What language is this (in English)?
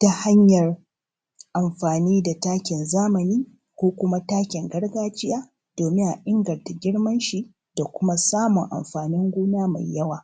Hausa